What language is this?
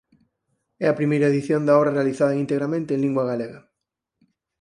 Galician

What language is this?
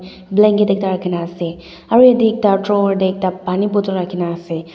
Naga Pidgin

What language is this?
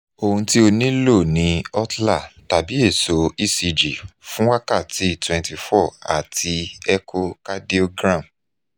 Yoruba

